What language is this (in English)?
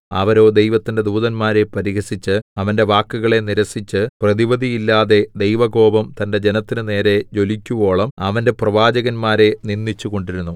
Malayalam